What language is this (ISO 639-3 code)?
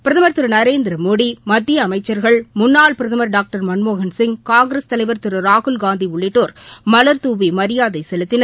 tam